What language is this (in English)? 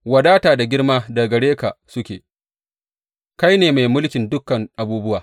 Hausa